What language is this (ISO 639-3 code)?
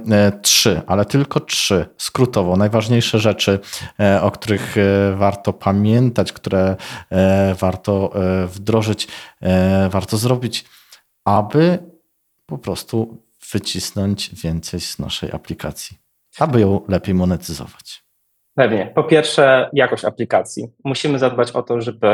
pol